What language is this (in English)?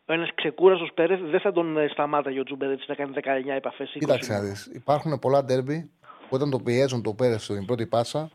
Greek